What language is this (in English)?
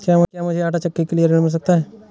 Hindi